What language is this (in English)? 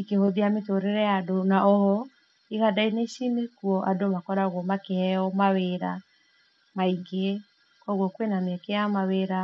Kikuyu